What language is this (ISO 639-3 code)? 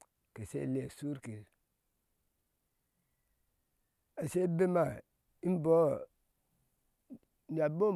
ahs